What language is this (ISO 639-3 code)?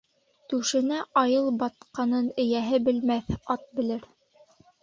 bak